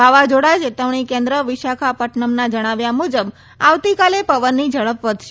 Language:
Gujarati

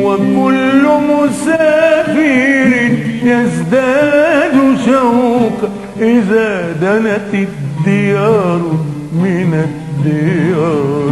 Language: Arabic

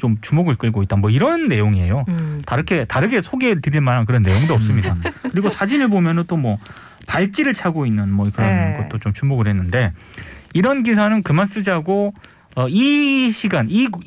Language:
Korean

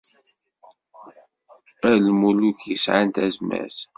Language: Kabyle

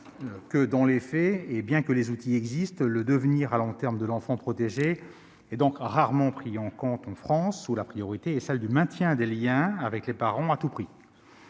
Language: French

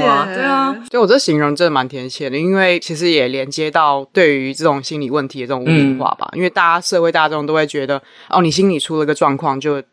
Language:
Chinese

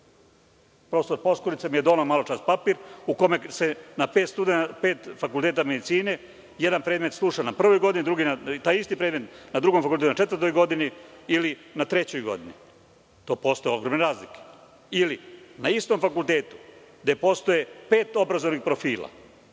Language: Serbian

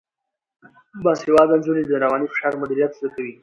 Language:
Pashto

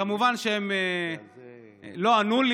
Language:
Hebrew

